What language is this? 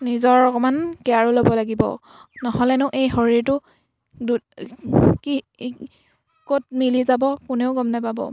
Assamese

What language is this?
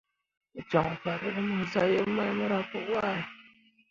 Mundang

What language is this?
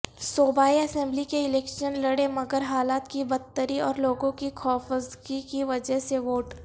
Urdu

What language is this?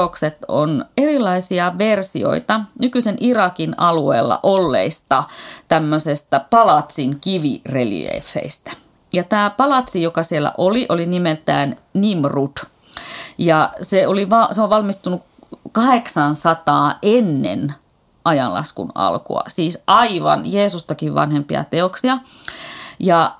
Finnish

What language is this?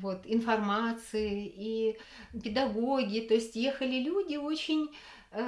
Russian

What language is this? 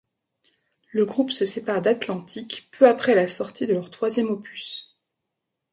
French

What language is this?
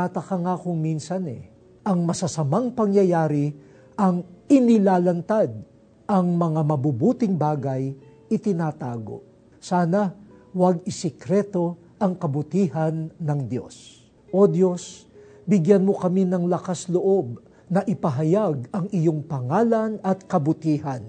Filipino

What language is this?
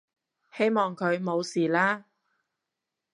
Cantonese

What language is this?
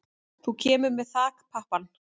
Icelandic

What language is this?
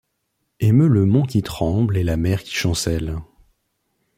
French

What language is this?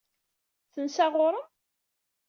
Kabyle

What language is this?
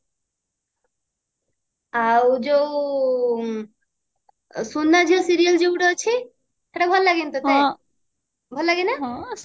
Odia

